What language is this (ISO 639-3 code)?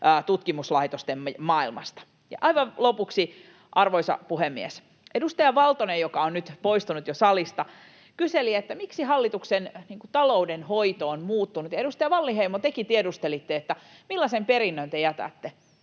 fin